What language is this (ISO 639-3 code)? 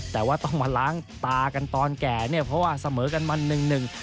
tha